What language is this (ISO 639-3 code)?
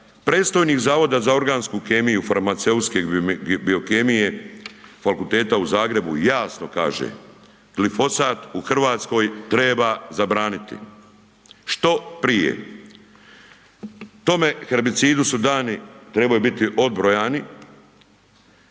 hrv